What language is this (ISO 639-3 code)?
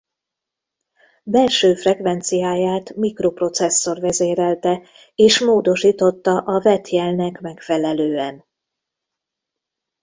hun